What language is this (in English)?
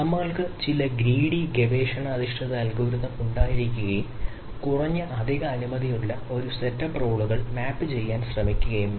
Malayalam